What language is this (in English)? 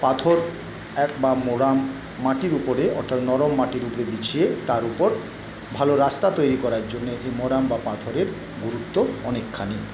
Bangla